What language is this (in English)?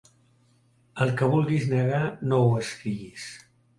Catalan